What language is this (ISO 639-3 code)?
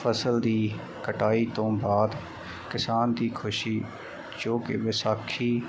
pan